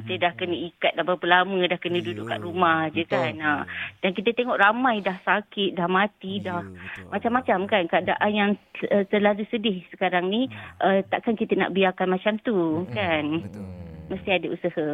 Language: Malay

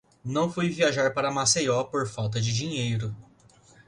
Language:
Portuguese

